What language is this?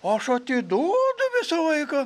Lithuanian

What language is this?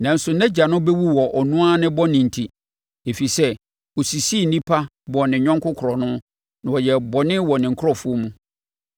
Akan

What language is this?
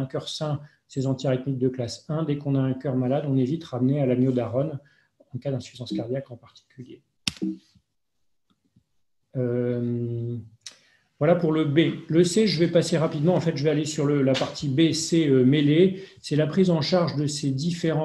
French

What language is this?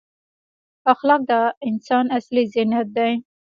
Pashto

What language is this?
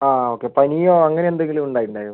Malayalam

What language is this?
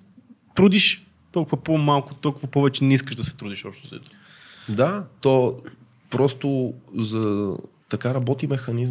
Bulgarian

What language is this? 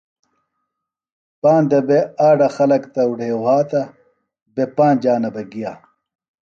Phalura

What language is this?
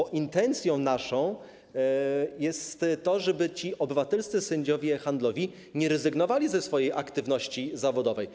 Polish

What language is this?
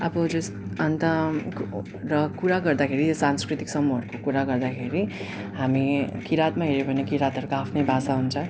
Nepali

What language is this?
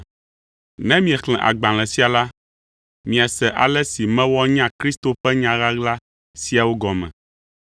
Ewe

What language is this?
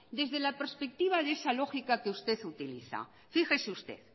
Spanish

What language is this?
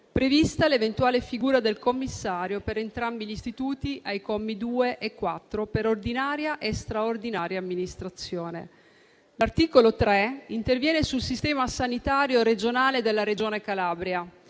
Italian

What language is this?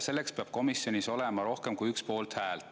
Estonian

